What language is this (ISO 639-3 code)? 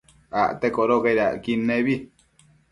mcf